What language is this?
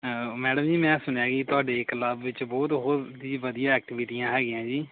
Punjabi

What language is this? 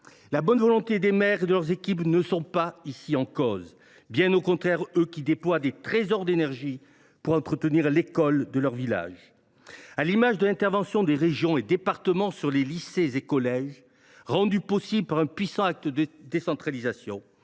French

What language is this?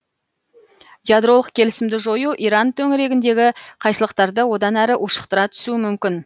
Kazakh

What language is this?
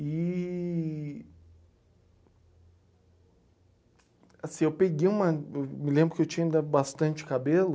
Portuguese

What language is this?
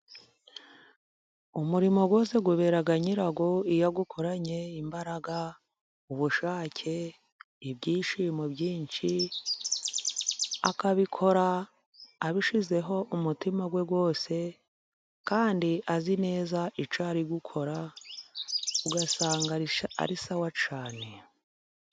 Kinyarwanda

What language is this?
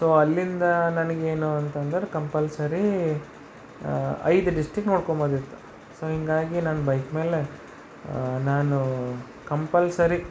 Kannada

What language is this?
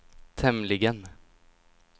Swedish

